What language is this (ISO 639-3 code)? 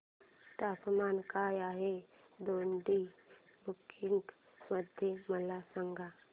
mar